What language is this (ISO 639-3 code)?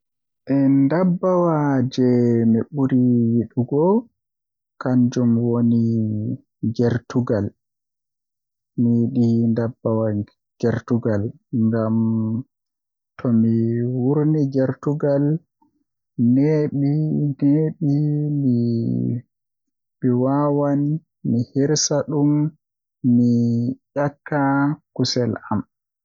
fuh